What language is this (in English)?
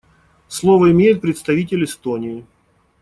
Russian